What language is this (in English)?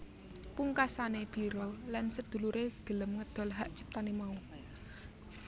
Javanese